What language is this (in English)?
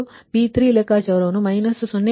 Kannada